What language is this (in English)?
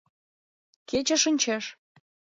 Mari